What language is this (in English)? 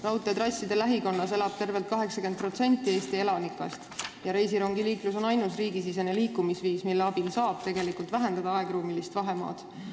Estonian